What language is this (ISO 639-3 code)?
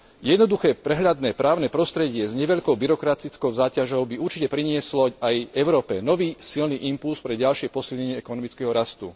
slk